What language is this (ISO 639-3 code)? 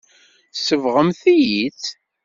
kab